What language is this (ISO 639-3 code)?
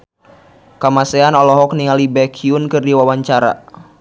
sun